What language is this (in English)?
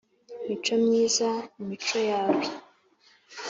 Kinyarwanda